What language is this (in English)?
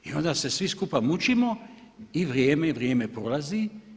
Croatian